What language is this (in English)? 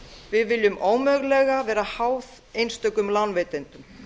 Icelandic